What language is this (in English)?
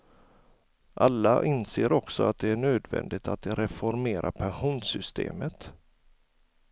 Swedish